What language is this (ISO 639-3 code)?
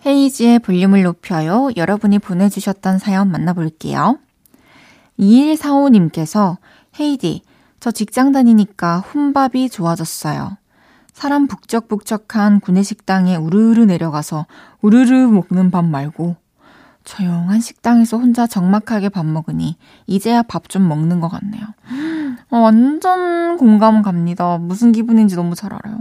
kor